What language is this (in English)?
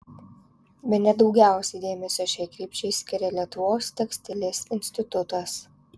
Lithuanian